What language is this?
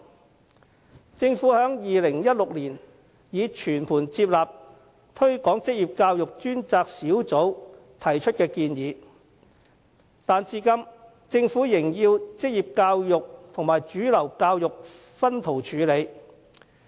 Cantonese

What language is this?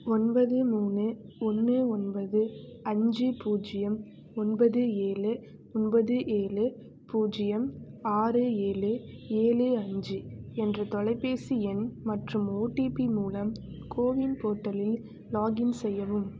Tamil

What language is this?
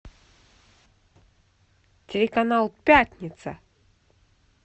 Russian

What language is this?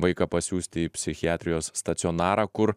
Lithuanian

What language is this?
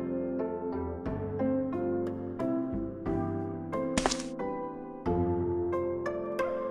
Japanese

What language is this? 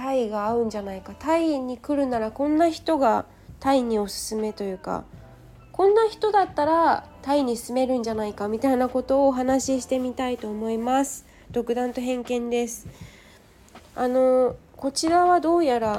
Japanese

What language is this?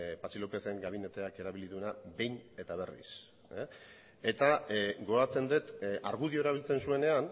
Basque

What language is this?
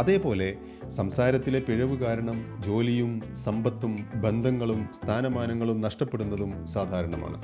Malayalam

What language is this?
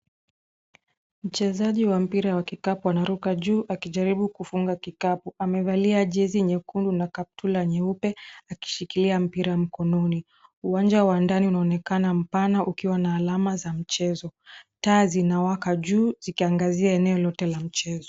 Swahili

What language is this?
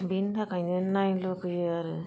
Bodo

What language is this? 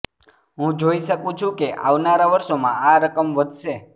Gujarati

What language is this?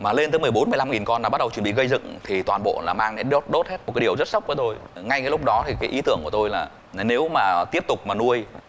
Vietnamese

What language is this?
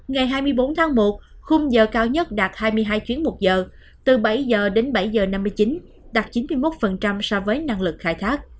Vietnamese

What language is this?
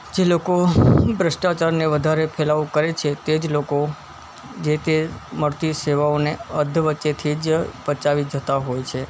Gujarati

